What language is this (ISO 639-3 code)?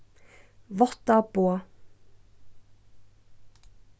fao